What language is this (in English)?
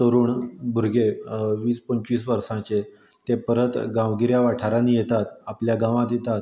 Konkani